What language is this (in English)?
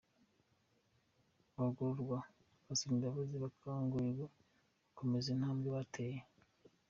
Kinyarwanda